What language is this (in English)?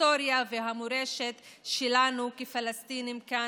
Hebrew